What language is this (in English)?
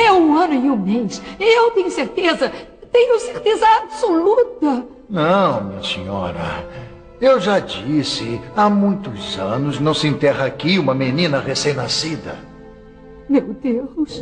Portuguese